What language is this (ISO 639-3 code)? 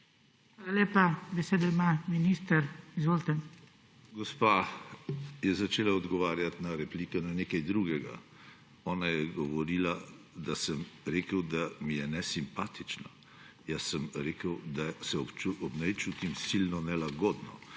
slv